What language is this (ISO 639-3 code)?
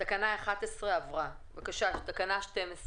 heb